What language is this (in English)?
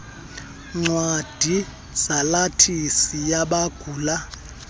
Xhosa